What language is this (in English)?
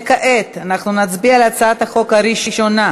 Hebrew